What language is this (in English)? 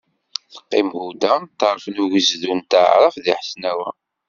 Kabyle